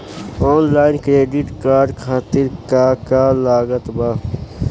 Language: Bhojpuri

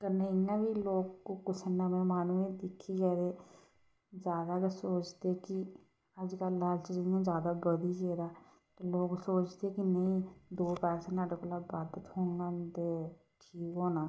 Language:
Dogri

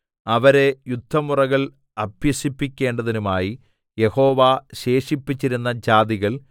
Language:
Malayalam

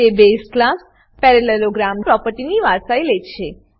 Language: Gujarati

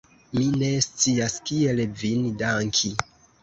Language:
Esperanto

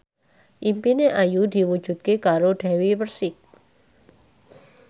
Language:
Javanese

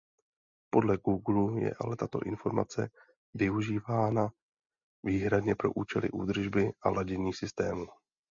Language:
Czech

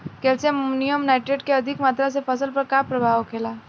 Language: Bhojpuri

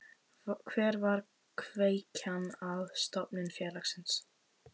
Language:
Icelandic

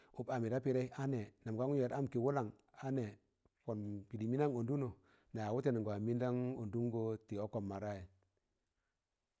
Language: Tangale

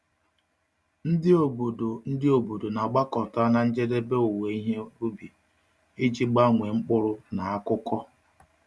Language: Igbo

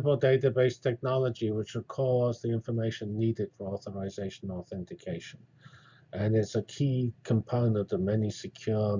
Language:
English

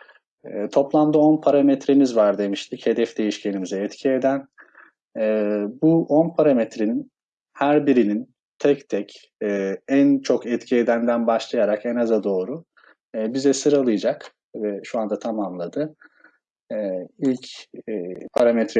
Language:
Turkish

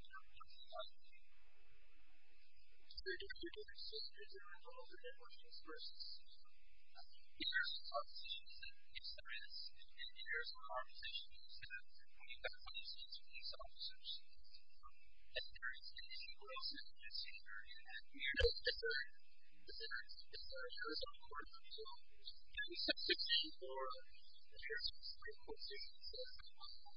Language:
English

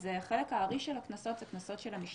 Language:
Hebrew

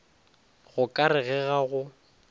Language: Northern Sotho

